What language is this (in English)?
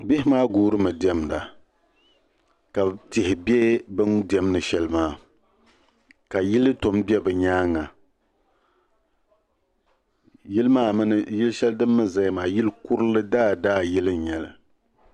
Dagbani